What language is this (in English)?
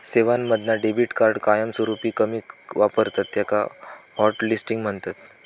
Marathi